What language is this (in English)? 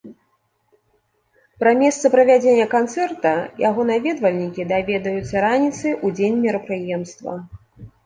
Belarusian